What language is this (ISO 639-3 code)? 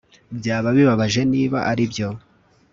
kin